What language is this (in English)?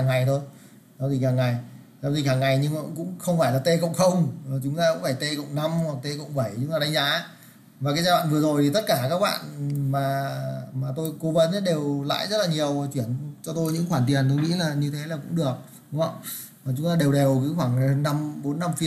Vietnamese